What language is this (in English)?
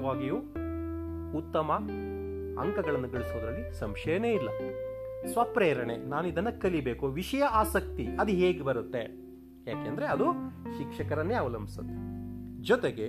Kannada